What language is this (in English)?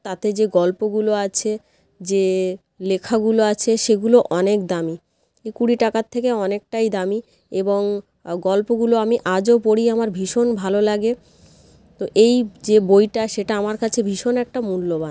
Bangla